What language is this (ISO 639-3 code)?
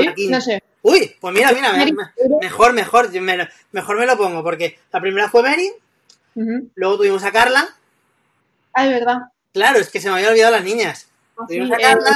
spa